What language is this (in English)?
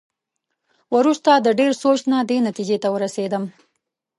Pashto